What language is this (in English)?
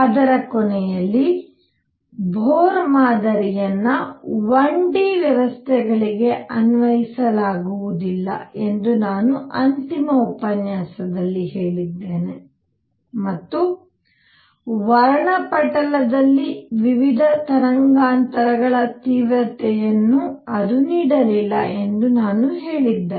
Kannada